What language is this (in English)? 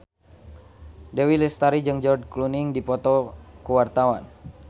Sundanese